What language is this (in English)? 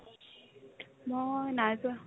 Assamese